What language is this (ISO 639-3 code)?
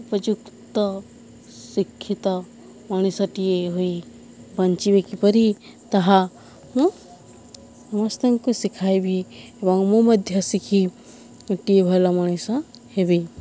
ori